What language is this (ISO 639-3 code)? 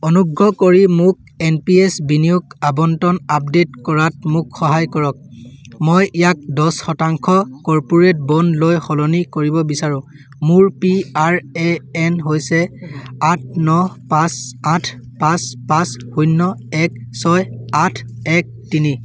asm